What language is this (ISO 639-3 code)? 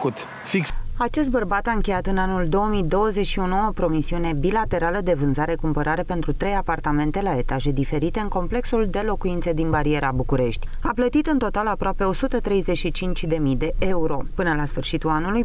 ron